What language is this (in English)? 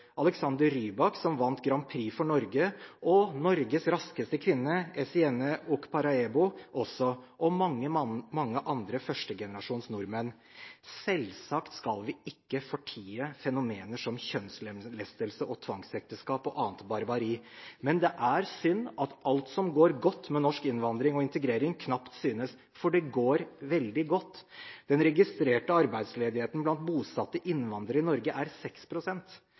Norwegian Bokmål